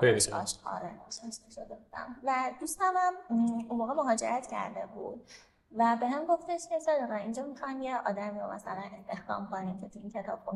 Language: Persian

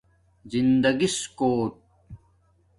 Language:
Domaaki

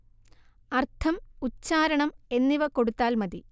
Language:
Malayalam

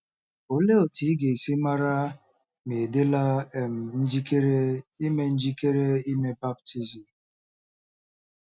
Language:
Igbo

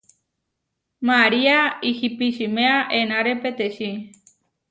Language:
Huarijio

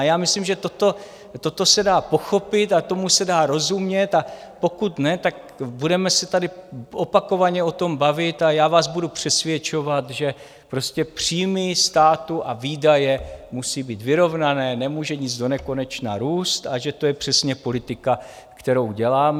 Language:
Czech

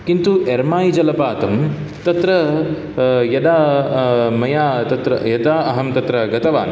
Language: Sanskrit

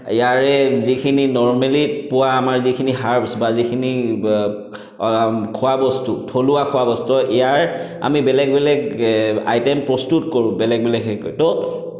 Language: Assamese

